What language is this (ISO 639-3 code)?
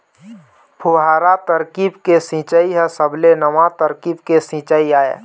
hne